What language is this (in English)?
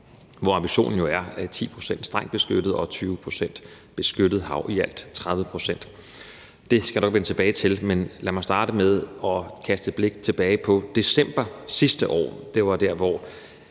Danish